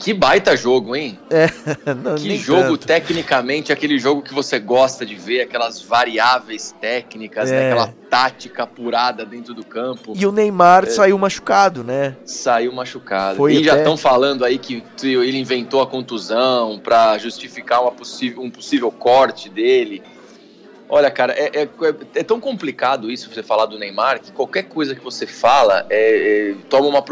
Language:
Portuguese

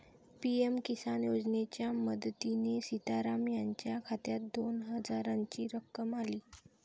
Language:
Marathi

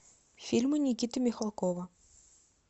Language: Russian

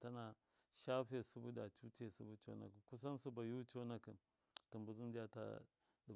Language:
Miya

